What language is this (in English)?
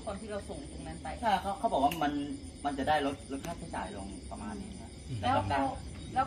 Thai